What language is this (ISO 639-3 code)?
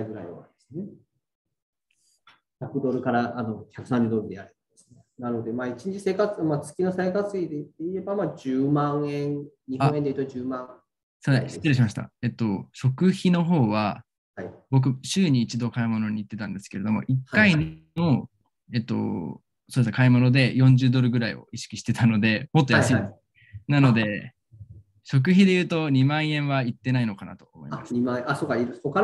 jpn